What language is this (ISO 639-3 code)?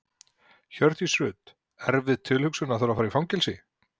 isl